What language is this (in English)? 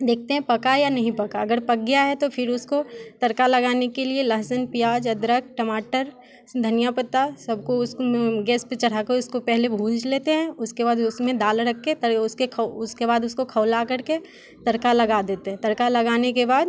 Hindi